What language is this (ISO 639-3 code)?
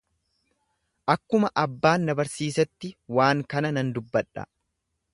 orm